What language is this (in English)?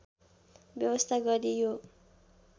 Nepali